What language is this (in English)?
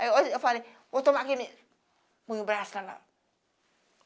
Portuguese